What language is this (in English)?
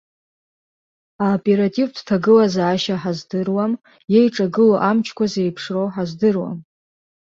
Abkhazian